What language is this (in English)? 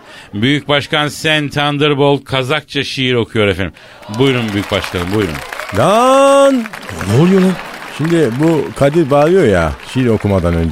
Turkish